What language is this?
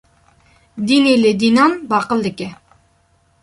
Kurdish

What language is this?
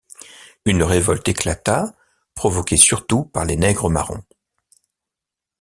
French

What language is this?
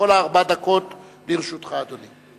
Hebrew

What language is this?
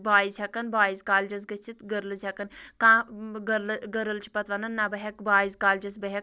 Kashmiri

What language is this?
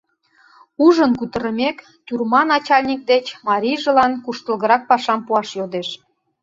Mari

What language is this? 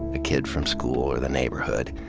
English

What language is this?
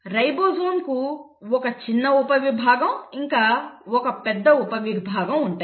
Telugu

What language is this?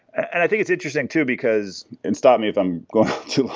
English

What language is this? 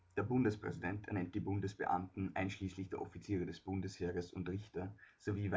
German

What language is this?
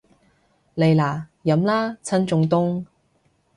Cantonese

